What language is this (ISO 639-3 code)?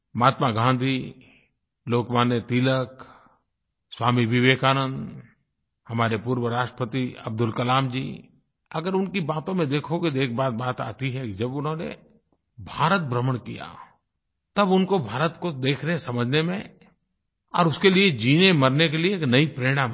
hin